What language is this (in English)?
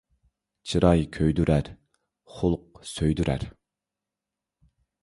Uyghur